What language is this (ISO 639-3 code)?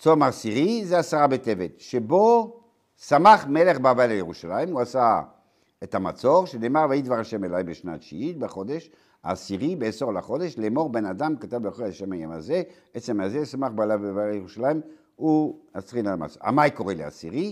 heb